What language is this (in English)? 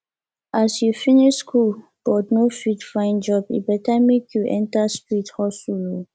Nigerian Pidgin